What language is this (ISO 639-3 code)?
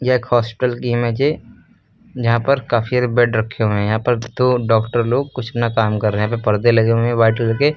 hin